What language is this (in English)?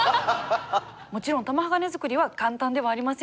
Japanese